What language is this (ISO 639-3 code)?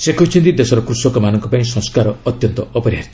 ori